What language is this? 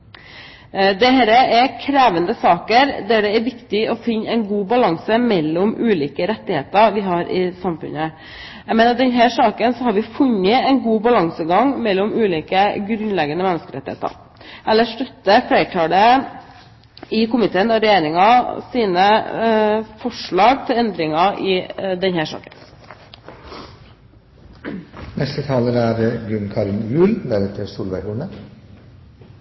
Norwegian Bokmål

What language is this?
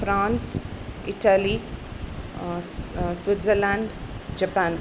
Sanskrit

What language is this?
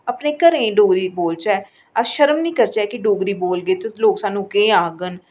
Dogri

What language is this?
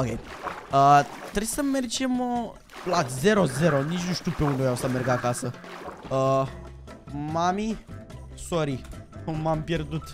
Romanian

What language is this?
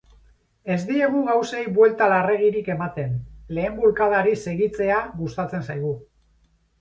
Basque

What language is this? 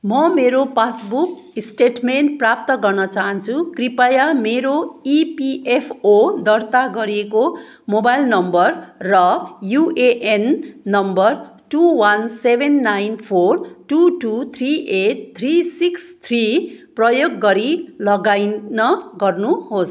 Nepali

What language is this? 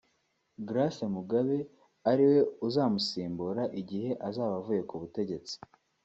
Kinyarwanda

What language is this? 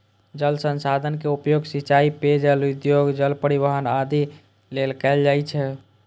Maithili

